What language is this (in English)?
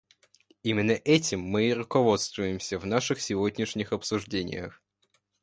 Russian